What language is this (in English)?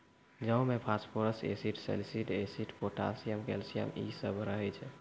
Maithili